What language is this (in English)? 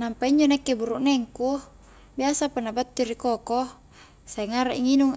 Highland Konjo